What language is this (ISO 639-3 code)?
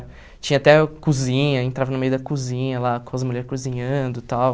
por